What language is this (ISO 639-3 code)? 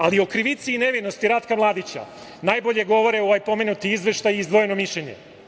srp